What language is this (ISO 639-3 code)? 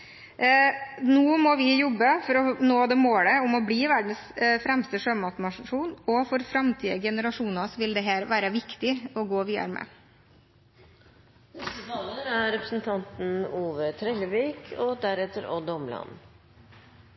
nor